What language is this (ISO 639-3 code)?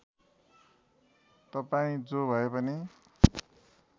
nep